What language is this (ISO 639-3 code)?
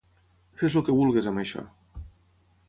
cat